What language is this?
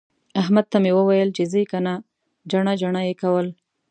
Pashto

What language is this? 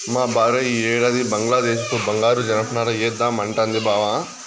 Telugu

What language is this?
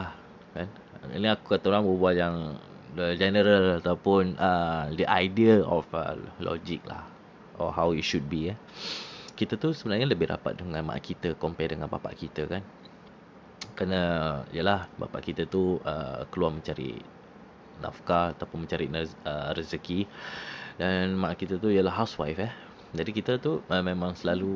Malay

